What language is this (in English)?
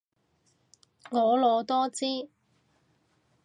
Cantonese